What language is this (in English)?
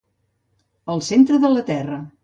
Catalan